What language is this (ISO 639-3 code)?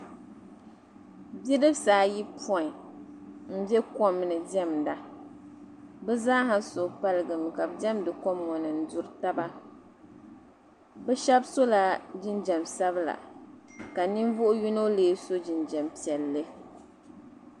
dag